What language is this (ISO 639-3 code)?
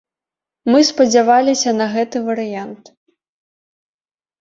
bel